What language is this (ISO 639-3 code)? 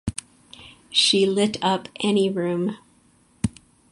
eng